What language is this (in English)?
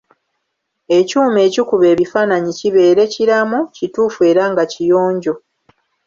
Ganda